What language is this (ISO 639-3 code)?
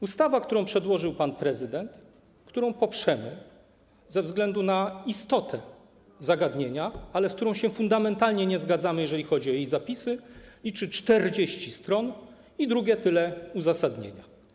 pol